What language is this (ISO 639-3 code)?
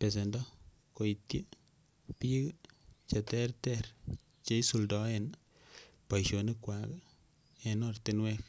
kln